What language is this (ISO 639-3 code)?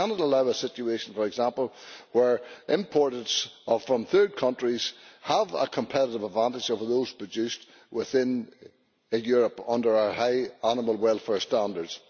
eng